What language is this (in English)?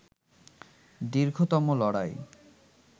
Bangla